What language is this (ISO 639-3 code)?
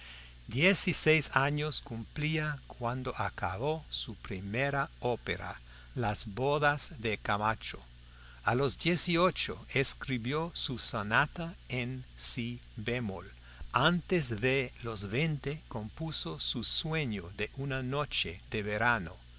spa